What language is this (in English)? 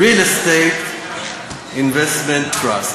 Hebrew